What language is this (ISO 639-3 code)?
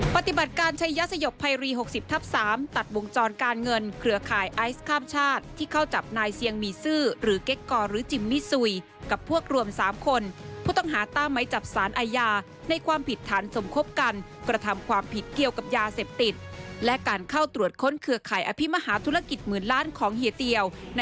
tha